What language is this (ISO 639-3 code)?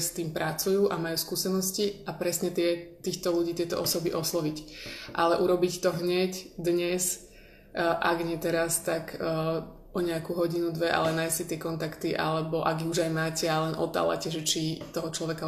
slk